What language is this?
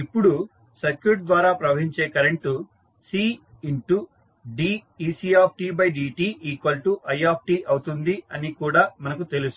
Telugu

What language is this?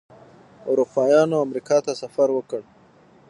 Pashto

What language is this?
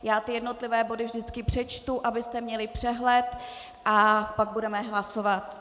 Czech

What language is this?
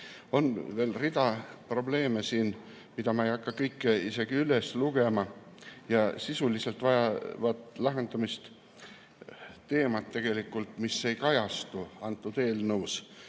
Estonian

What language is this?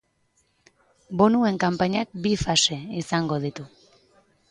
Basque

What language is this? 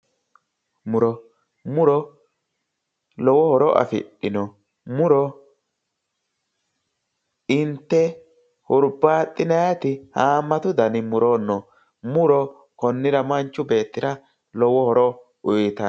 Sidamo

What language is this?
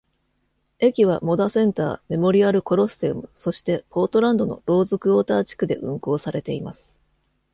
Japanese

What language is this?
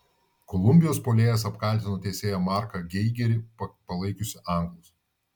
Lithuanian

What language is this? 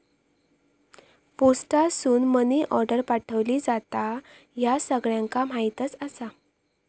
Marathi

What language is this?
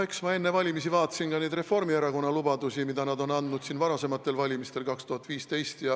Estonian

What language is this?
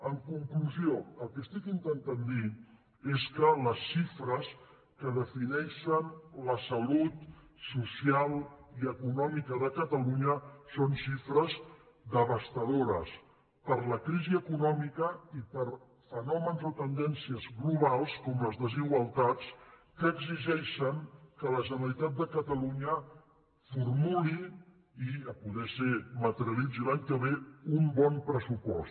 Catalan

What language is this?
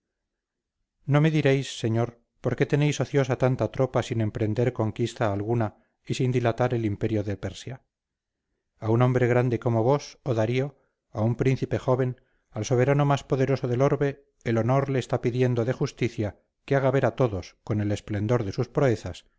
Spanish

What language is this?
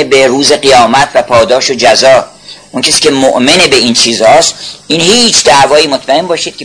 Persian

